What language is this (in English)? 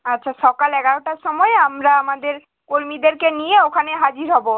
Bangla